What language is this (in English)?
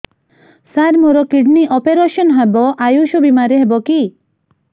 Odia